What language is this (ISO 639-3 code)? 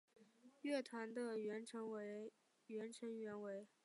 zho